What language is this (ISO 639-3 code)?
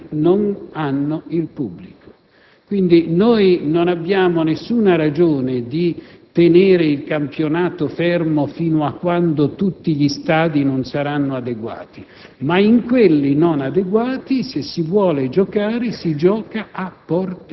ita